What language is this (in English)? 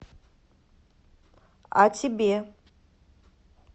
Russian